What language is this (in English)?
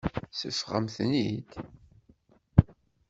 Kabyle